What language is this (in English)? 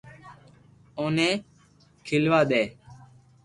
Loarki